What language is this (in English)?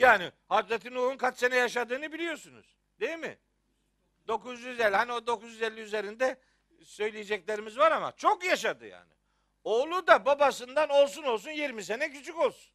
Turkish